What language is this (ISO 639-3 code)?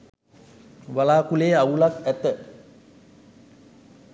sin